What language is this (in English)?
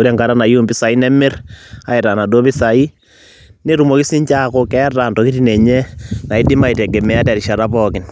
Masai